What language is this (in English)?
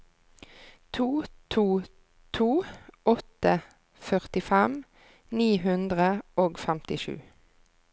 Norwegian